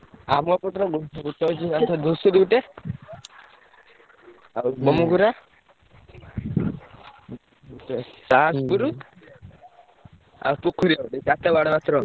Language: Odia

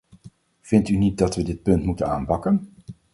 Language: Dutch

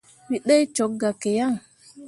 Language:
Mundang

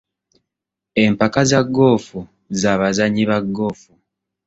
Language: Ganda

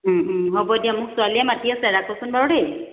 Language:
Assamese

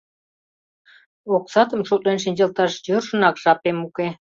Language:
Mari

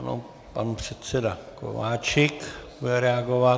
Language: Czech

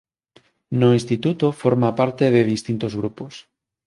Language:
Galician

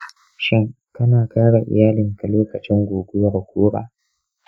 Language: Hausa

